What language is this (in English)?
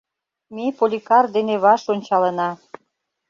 Mari